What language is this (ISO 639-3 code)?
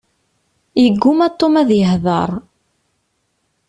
kab